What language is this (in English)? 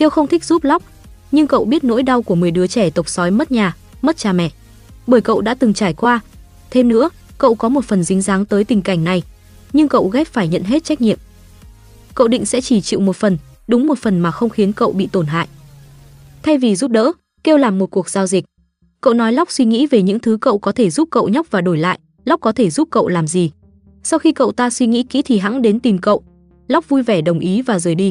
Vietnamese